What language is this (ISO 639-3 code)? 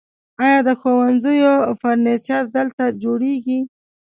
pus